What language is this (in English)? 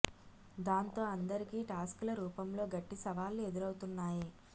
Telugu